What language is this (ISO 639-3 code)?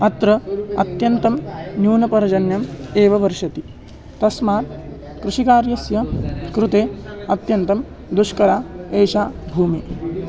san